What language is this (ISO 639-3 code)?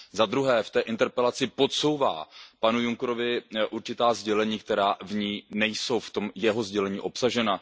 ces